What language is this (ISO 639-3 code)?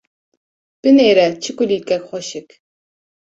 kur